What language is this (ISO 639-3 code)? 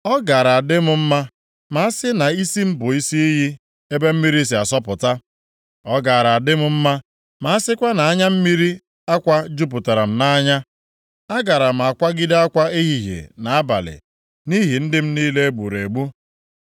ibo